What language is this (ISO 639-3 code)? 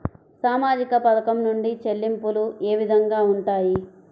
tel